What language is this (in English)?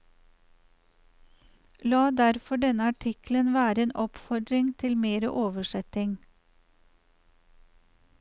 Norwegian